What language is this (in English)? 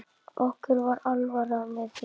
Icelandic